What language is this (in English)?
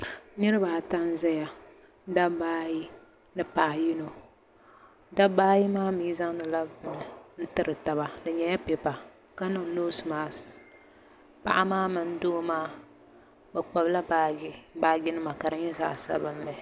Dagbani